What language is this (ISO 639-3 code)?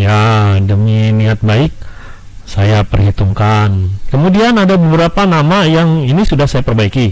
ind